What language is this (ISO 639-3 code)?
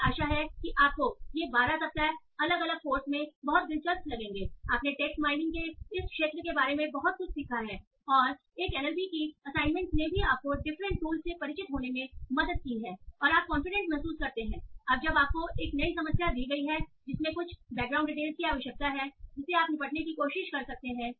hin